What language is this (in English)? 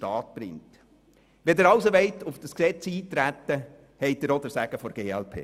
Swiss German